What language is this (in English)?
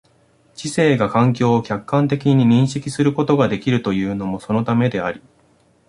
Japanese